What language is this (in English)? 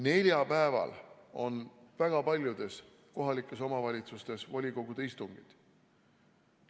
Estonian